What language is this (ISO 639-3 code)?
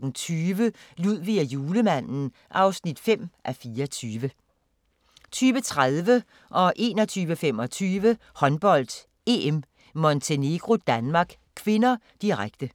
dan